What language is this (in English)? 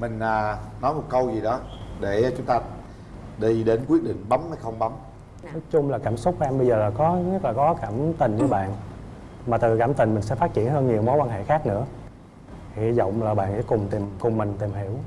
Vietnamese